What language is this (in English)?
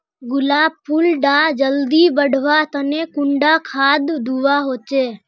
Magahi